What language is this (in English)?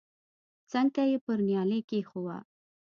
Pashto